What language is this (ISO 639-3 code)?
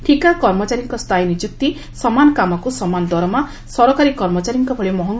ori